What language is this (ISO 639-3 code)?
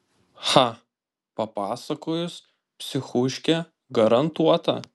lit